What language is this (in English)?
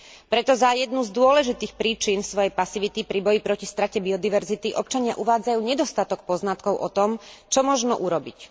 Slovak